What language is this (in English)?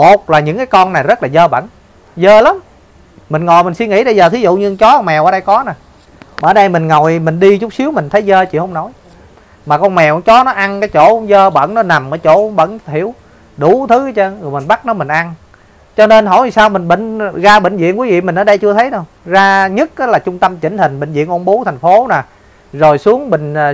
Vietnamese